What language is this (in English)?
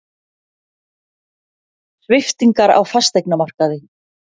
Icelandic